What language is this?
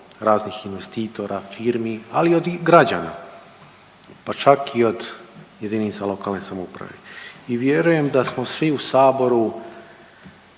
Croatian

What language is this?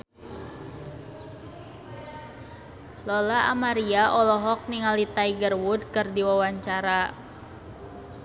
Sundanese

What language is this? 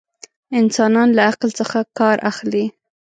Pashto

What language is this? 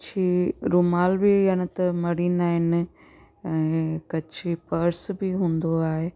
Sindhi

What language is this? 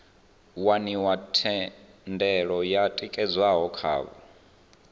Venda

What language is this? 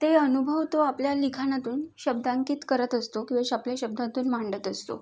Marathi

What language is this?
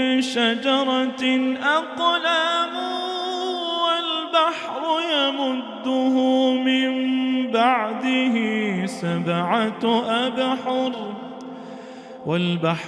Arabic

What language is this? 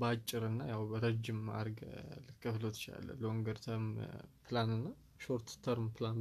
Amharic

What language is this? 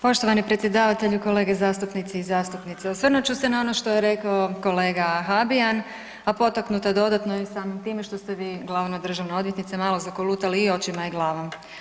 Croatian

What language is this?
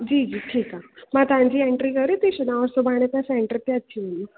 Sindhi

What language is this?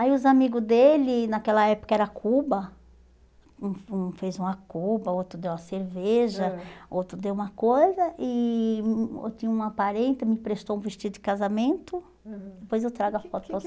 Portuguese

